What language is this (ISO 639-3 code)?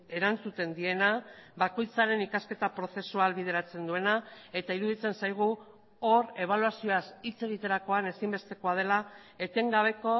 eus